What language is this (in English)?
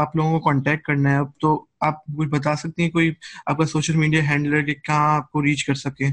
Urdu